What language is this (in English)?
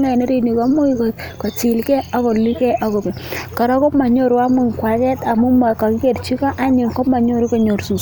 Kalenjin